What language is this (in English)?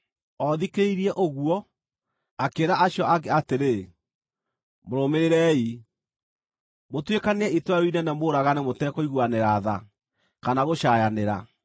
Kikuyu